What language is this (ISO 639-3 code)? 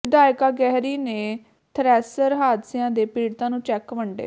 pan